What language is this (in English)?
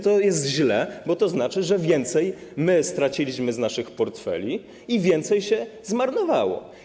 Polish